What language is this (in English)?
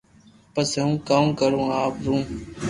Loarki